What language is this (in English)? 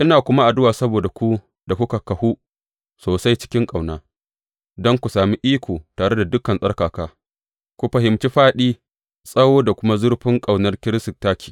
Hausa